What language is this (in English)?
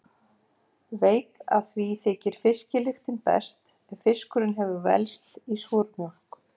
Icelandic